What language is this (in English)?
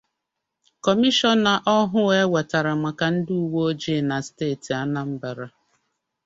Igbo